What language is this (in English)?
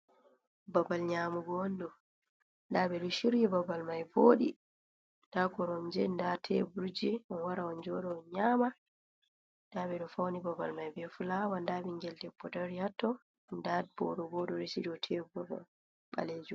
Fula